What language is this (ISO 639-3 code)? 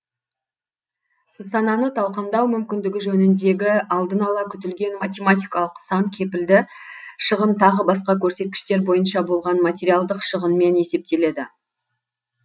kaz